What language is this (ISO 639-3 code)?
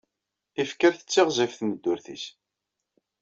kab